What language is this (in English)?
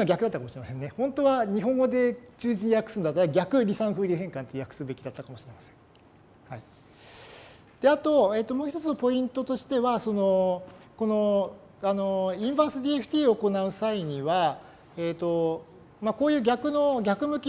Japanese